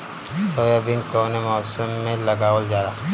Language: Bhojpuri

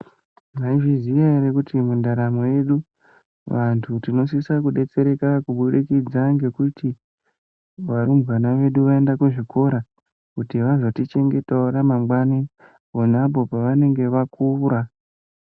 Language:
Ndau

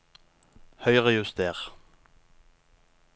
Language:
Norwegian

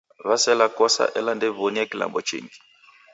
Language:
Taita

